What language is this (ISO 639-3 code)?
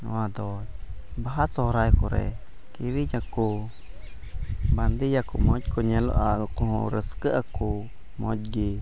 sat